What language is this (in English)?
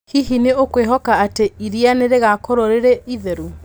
Kikuyu